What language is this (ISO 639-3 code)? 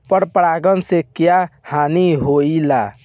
bho